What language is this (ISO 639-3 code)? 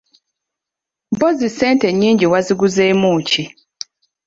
lug